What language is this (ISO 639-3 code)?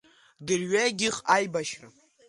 abk